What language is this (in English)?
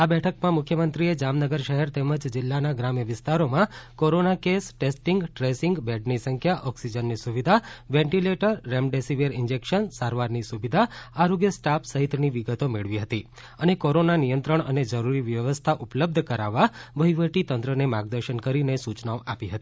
Gujarati